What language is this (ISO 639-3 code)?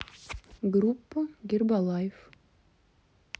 rus